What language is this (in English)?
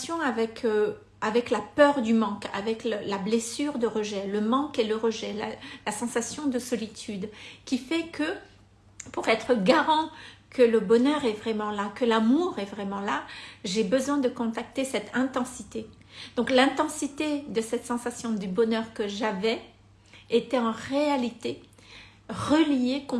French